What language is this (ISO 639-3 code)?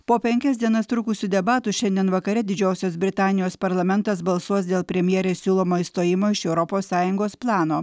lit